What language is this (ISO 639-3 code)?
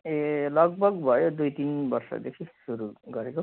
nep